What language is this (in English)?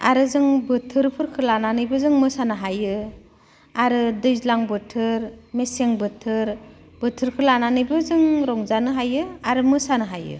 Bodo